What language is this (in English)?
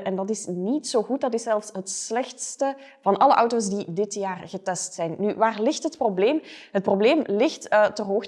Dutch